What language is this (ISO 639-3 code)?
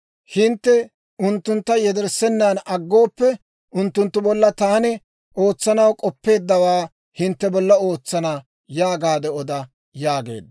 dwr